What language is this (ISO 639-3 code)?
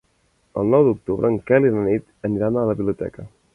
cat